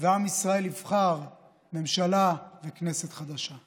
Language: Hebrew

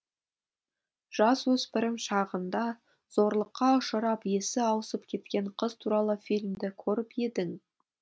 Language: Kazakh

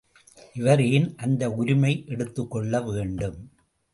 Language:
Tamil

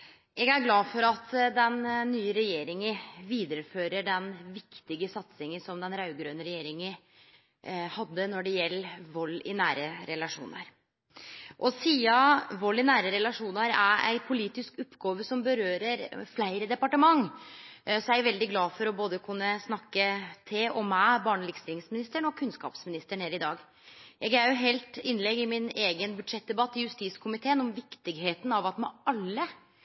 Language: Norwegian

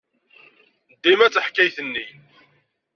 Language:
Kabyle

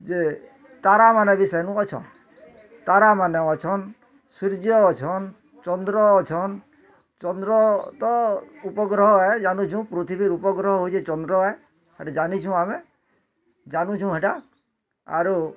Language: Odia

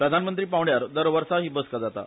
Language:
Konkani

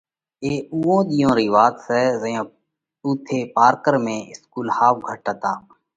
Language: Parkari Koli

